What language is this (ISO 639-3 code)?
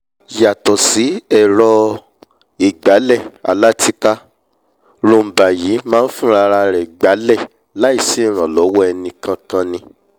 yor